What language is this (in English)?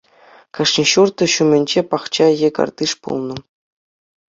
Chuvash